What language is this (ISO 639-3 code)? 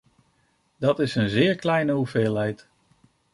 nld